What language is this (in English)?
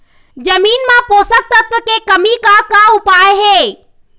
Chhattisgarhi